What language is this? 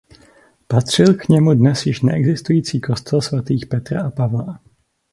Czech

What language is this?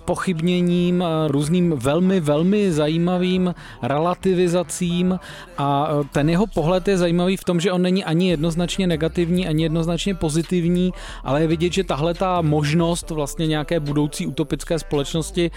Czech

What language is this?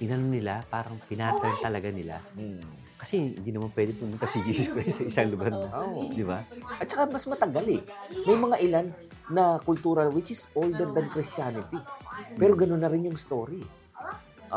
Filipino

